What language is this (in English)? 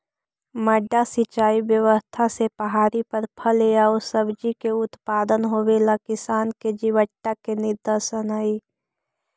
Magahi